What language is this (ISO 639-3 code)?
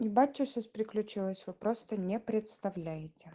rus